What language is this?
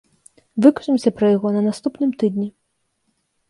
Belarusian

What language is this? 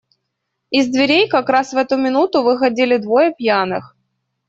Russian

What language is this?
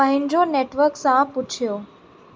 Sindhi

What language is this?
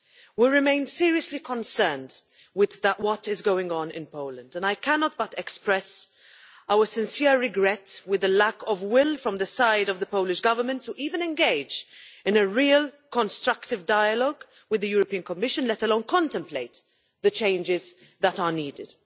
English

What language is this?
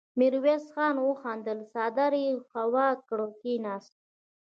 Pashto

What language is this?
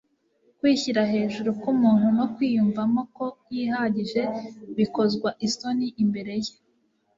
Kinyarwanda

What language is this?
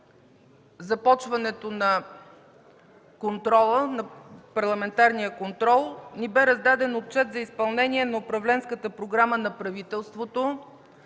Bulgarian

